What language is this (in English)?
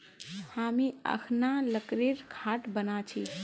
Magahi